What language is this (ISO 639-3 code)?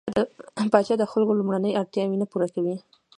pus